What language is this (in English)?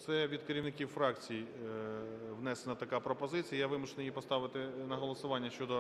Ukrainian